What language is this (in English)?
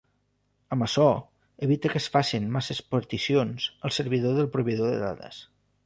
Catalan